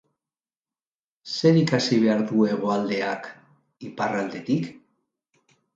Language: Basque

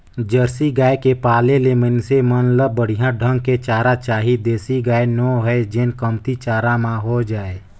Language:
Chhattisgarhi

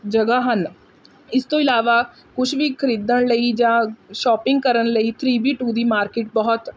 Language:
Punjabi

